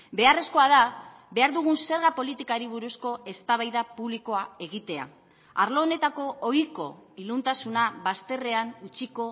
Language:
Basque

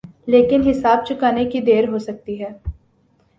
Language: Urdu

